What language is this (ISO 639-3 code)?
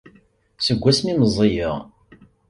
kab